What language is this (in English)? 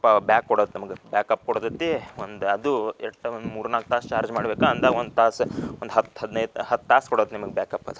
Kannada